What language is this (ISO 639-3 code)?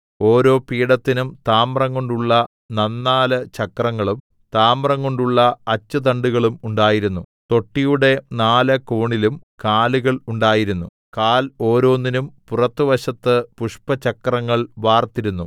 mal